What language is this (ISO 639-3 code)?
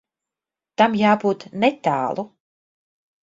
lav